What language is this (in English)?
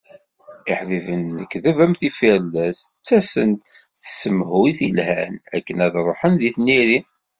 Kabyle